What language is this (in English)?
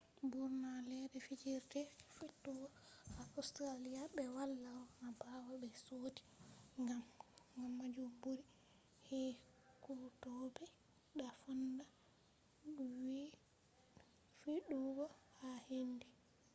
Fula